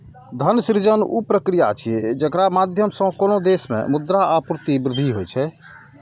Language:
Maithili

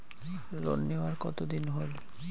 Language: Bangla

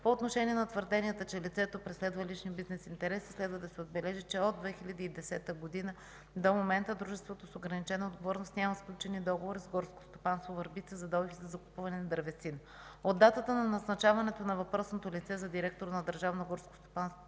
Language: Bulgarian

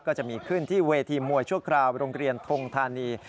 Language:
Thai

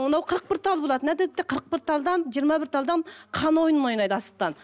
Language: Kazakh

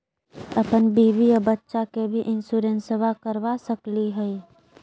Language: Magahi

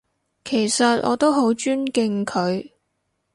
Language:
Cantonese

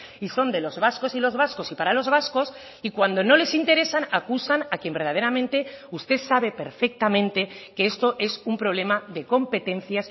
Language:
Spanish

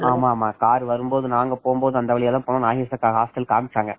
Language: Tamil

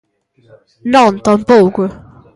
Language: Galician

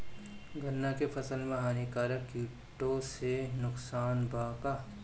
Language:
Bhojpuri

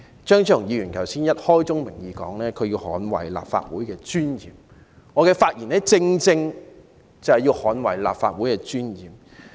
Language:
Cantonese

